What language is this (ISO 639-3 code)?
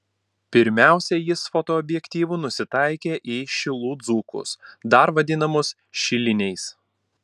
lit